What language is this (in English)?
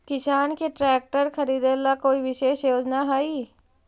Magahi